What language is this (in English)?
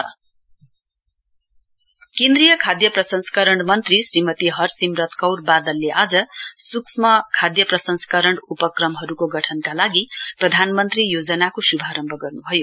Nepali